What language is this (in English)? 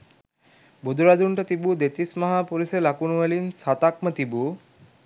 Sinhala